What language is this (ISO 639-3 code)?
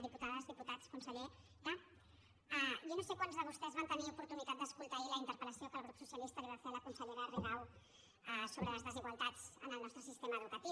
cat